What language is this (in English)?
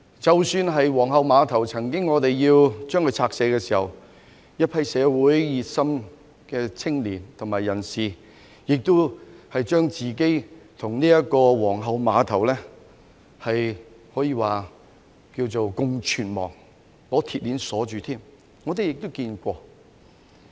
Cantonese